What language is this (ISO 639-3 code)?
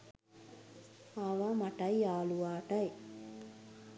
sin